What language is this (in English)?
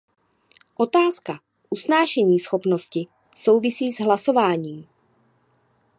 Czech